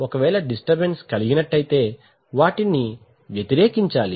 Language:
Telugu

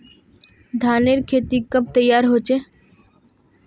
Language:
Magahi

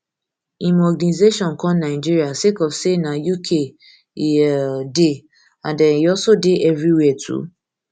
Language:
Nigerian Pidgin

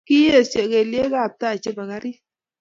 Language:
Kalenjin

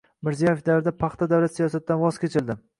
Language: Uzbek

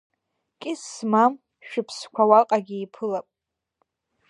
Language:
Abkhazian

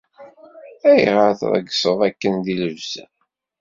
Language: Kabyle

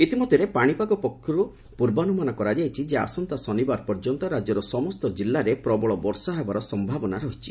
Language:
Odia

